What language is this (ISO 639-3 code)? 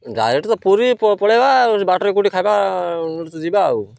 ori